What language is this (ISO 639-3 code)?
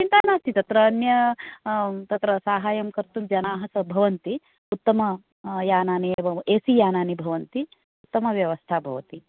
san